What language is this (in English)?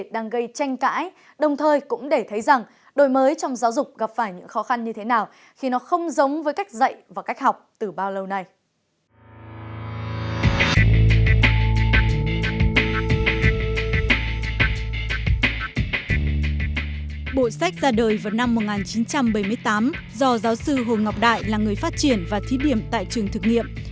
Vietnamese